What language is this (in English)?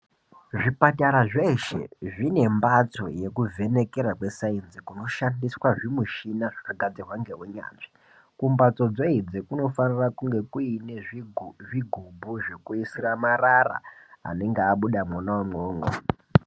Ndau